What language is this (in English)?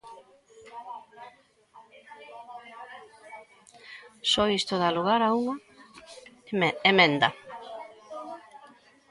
Galician